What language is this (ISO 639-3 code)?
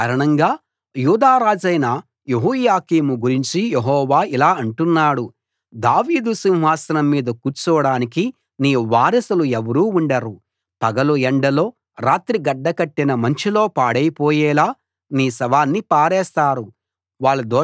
tel